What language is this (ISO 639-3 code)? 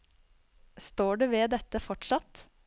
nor